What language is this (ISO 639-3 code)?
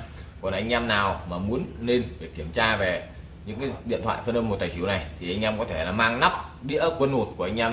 vie